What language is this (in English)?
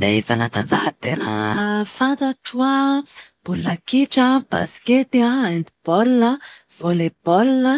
Malagasy